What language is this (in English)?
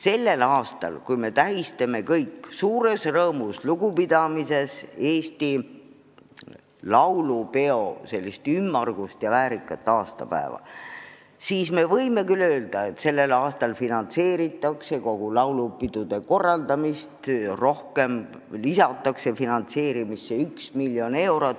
Estonian